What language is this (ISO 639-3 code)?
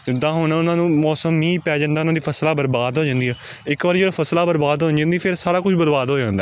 pan